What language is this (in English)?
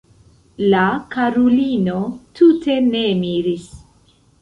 Esperanto